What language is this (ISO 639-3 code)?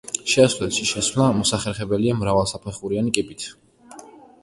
kat